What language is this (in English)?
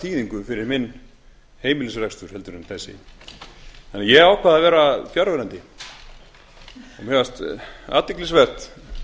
Icelandic